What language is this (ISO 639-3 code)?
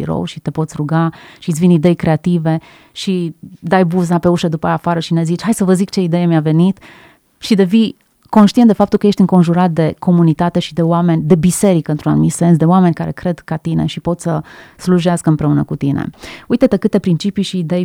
ron